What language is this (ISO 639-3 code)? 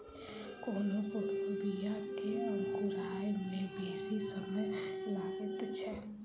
mai